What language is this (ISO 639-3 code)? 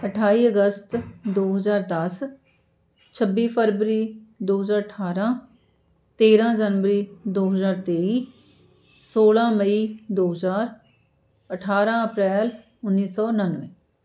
pan